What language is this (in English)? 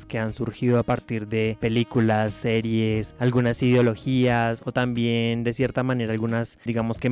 Spanish